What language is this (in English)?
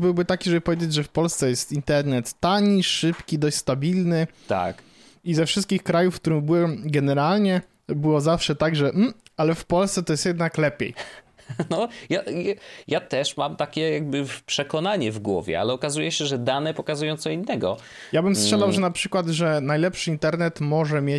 Polish